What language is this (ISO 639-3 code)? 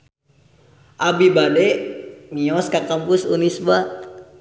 sun